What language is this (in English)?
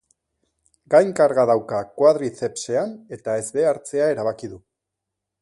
Basque